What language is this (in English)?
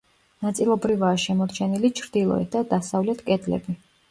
Georgian